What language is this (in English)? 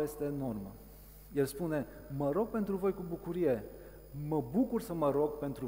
Romanian